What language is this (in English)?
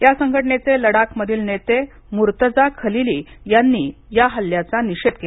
Marathi